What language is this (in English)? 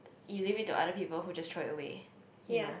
English